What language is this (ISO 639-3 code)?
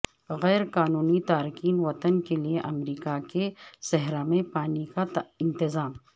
urd